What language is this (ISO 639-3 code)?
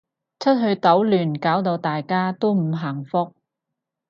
yue